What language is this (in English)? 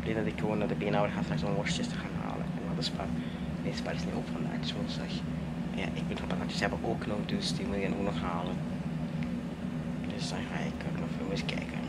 Dutch